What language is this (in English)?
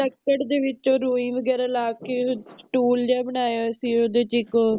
Punjabi